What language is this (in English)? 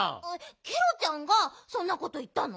Japanese